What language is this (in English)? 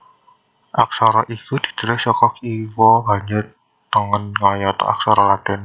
Javanese